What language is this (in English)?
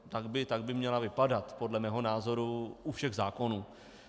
Czech